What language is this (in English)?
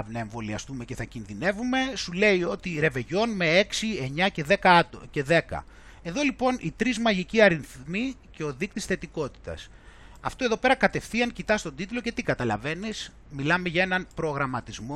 Greek